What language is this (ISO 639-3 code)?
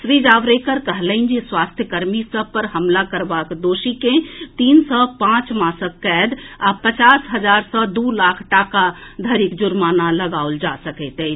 mai